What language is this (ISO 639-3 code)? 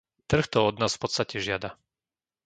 slk